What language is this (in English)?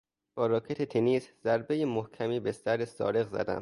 Persian